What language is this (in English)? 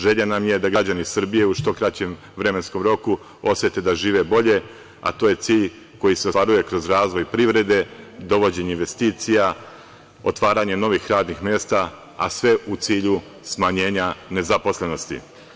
Serbian